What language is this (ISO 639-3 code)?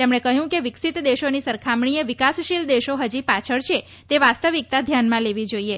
guj